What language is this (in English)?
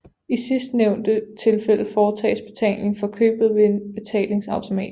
Danish